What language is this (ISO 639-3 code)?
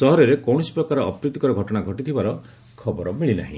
ori